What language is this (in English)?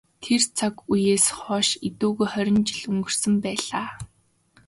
Mongolian